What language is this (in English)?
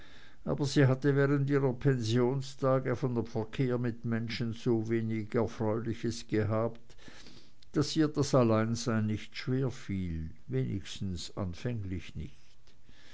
German